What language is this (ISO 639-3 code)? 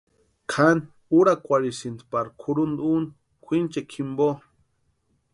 pua